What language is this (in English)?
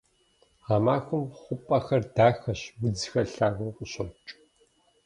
Kabardian